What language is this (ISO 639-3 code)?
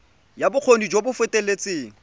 tsn